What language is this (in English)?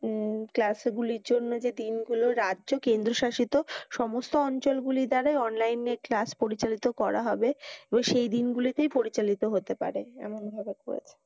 Bangla